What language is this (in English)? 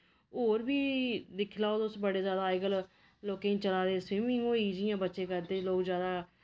Dogri